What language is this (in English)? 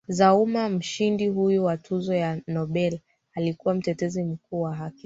Swahili